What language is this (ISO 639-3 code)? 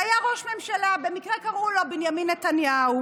heb